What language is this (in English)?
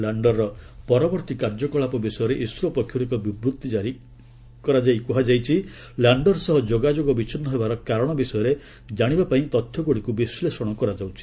Odia